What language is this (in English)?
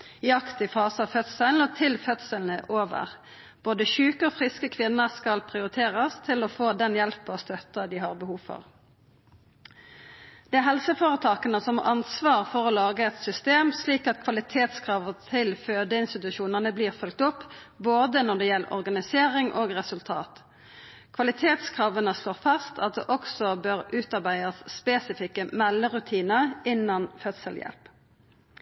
Norwegian Nynorsk